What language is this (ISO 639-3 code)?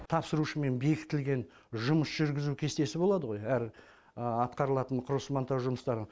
kaz